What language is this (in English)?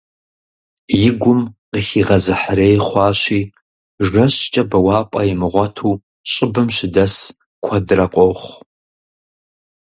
Kabardian